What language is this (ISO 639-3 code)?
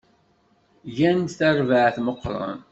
kab